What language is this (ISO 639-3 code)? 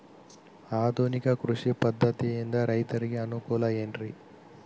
kan